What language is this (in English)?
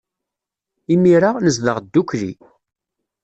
Kabyle